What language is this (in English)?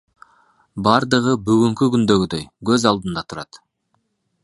Kyrgyz